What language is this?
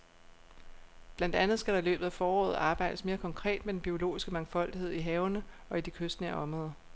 Danish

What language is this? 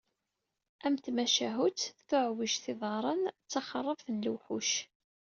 Kabyle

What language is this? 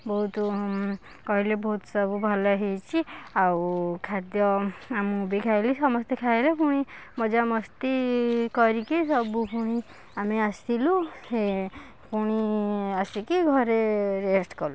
Odia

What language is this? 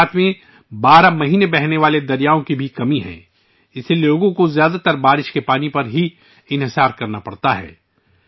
Urdu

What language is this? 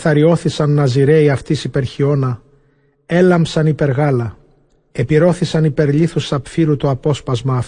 Greek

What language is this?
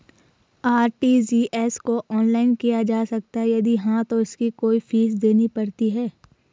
Hindi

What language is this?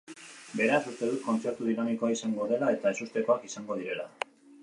Basque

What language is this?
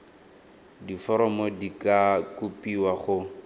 Tswana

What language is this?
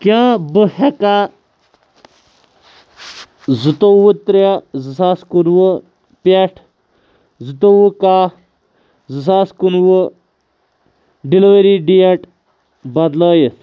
Kashmiri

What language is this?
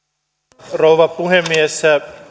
Finnish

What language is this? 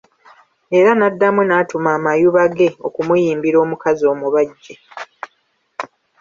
Ganda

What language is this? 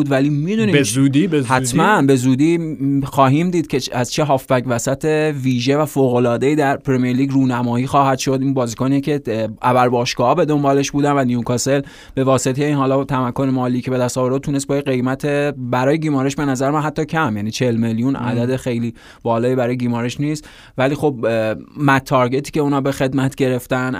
Persian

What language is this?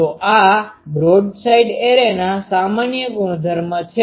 Gujarati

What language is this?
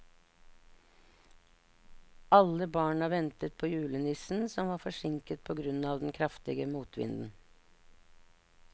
Norwegian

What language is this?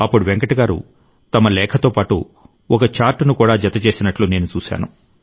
Telugu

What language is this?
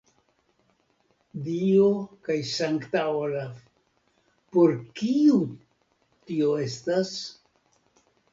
Esperanto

